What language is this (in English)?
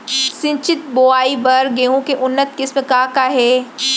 Chhattisgarhi